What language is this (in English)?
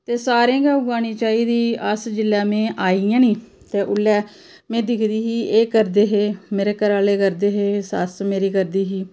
Dogri